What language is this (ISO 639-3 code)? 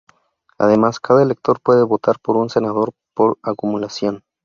spa